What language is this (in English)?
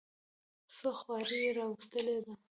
Pashto